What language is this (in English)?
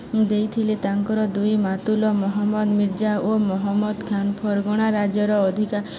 Odia